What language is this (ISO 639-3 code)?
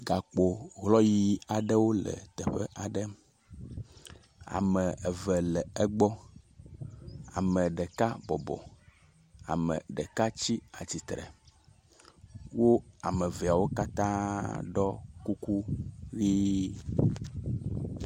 ewe